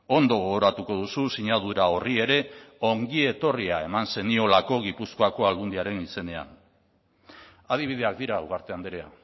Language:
Basque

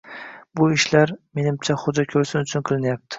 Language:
Uzbek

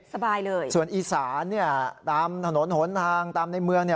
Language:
Thai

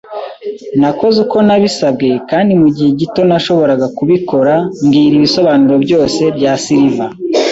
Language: Kinyarwanda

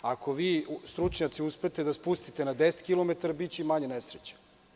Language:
Serbian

